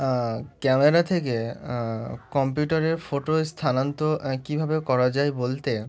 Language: Bangla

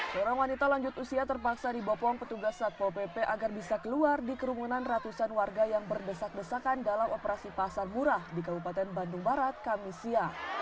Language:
Indonesian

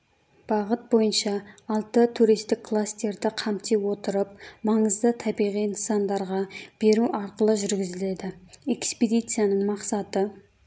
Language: Kazakh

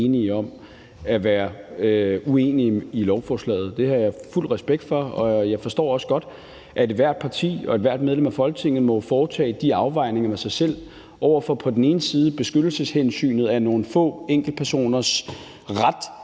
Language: Danish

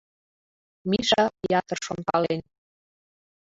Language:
Mari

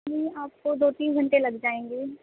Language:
Urdu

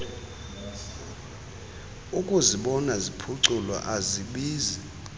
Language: Xhosa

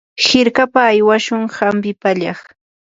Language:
Yanahuanca Pasco Quechua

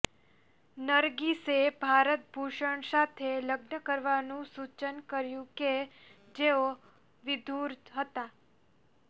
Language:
Gujarati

